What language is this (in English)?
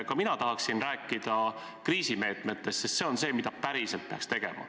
Estonian